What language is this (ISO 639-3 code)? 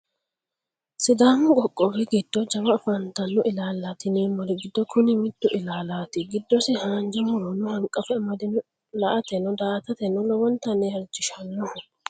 sid